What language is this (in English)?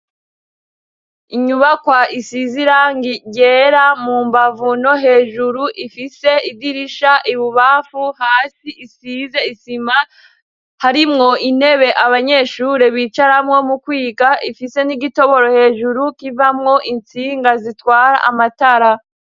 Rundi